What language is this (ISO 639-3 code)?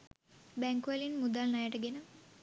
sin